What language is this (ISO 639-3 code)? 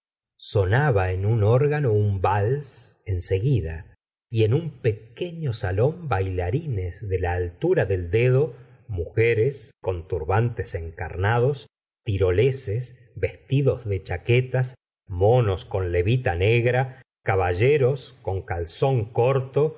spa